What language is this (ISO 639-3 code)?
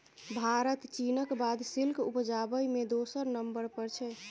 mai